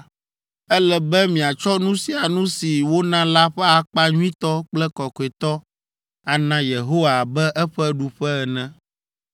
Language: Ewe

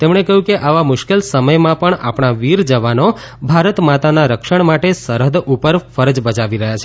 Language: Gujarati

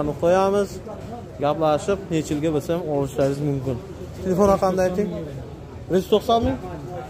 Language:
Turkish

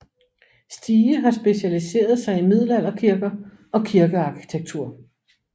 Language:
Danish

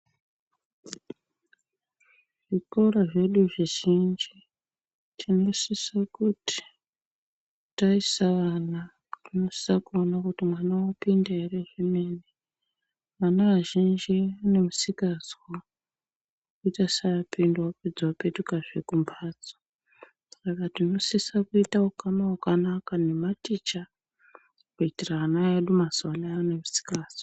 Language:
Ndau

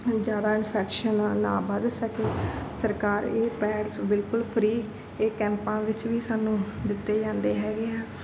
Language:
Punjabi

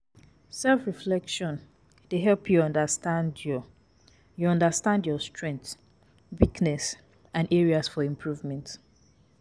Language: Nigerian Pidgin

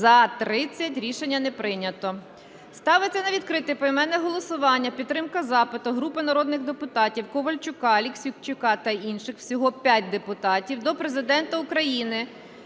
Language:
Ukrainian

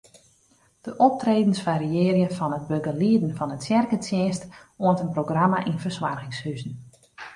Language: Western Frisian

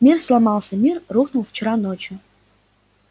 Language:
Russian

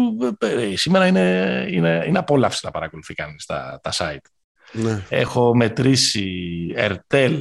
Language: Greek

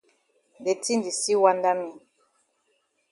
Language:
Cameroon Pidgin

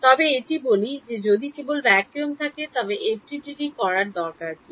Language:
Bangla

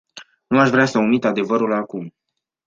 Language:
Romanian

